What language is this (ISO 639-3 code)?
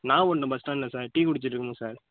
tam